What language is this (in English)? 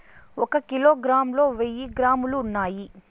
Telugu